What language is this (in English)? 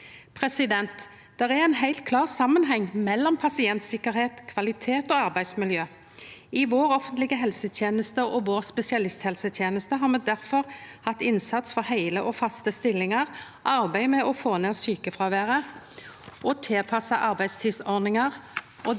Norwegian